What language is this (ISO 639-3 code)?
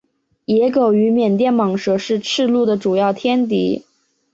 zho